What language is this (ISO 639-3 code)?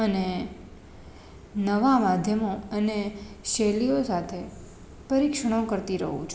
guj